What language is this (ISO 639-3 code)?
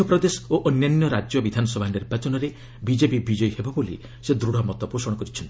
ori